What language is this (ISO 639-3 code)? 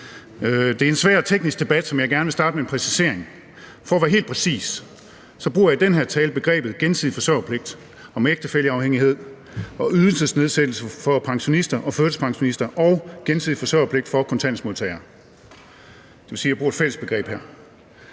dan